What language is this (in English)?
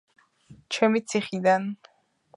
Georgian